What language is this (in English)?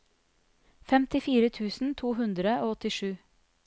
Norwegian